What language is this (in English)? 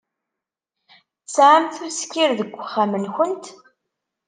Kabyle